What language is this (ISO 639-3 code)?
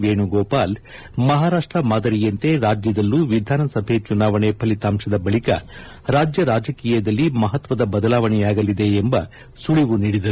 kan